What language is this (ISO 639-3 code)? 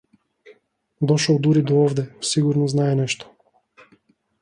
mkd